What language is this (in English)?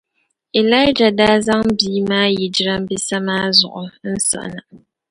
Dagbani